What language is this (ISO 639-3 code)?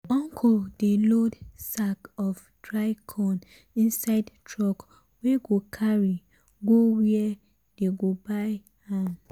pcm